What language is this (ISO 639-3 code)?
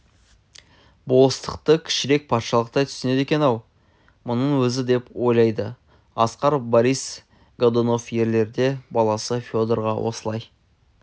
kaz